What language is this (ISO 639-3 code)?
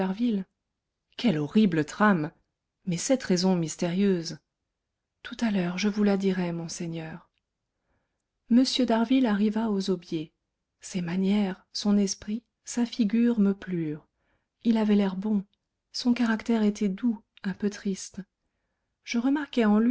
fra